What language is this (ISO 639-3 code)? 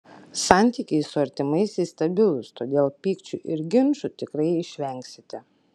lit